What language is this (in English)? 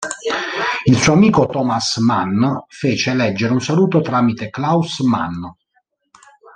Italian